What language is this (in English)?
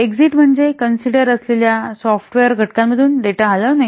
Marathi